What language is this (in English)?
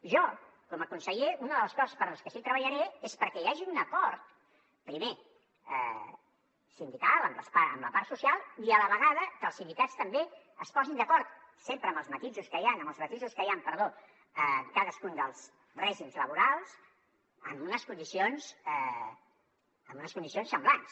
Catalan